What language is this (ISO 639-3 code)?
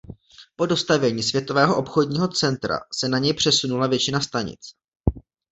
ces